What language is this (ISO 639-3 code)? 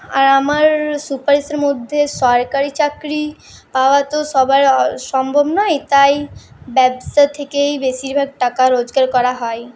ben